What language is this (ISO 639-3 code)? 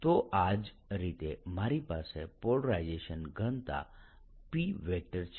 guj